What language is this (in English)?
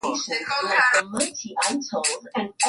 Swahili